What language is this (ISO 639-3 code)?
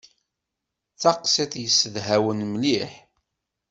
kab